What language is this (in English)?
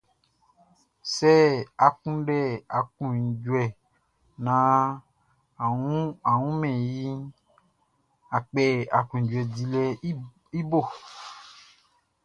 Baoulé